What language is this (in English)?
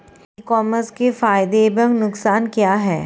Hindi